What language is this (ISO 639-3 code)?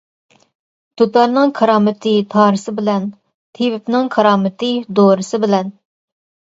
uig